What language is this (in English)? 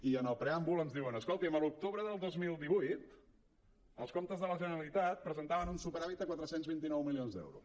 Catalan